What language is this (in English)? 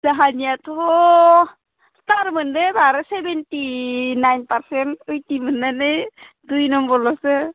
Bodo